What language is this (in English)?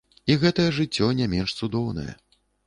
Belarusian